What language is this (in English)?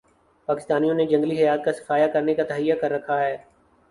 Urdu